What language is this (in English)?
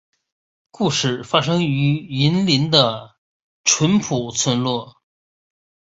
Chinese